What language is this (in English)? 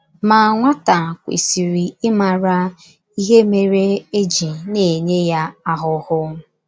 Igbo